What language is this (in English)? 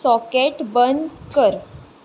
Konkani